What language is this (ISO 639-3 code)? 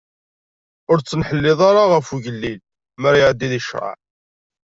kab